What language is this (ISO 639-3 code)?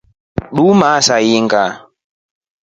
rof